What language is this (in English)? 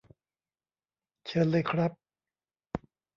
Thai